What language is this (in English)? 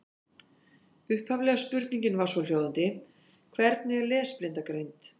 Icelandic